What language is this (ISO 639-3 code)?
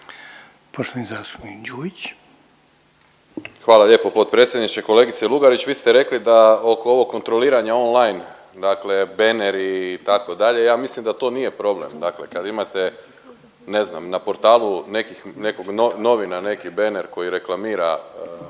hrv